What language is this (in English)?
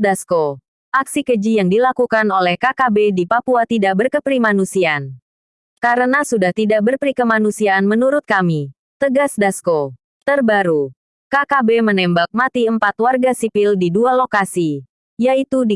Indonesian